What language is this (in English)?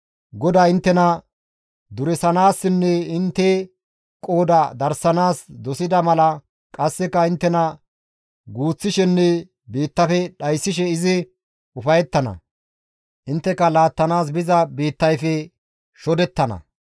Gamo